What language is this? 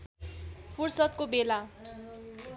Nepali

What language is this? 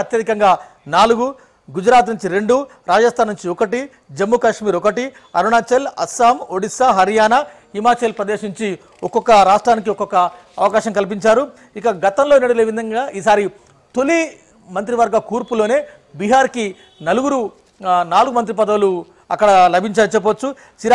Telugu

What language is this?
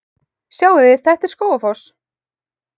Icelandic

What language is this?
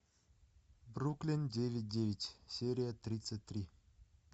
Russian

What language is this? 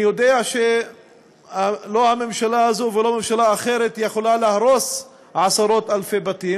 Hebrew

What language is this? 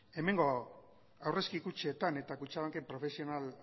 Basque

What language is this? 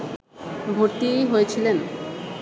Bangla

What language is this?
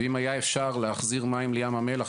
Hebrew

